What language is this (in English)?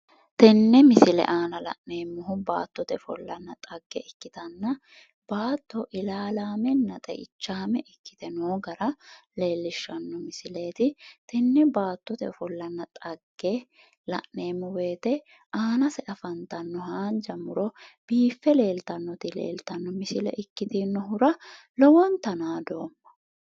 Sidamo